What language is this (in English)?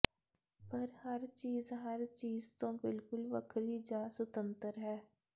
Punjabi